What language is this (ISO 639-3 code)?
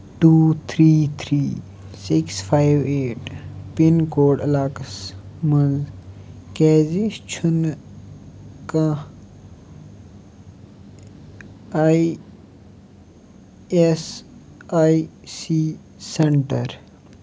kas